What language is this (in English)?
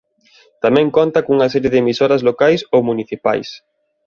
Galician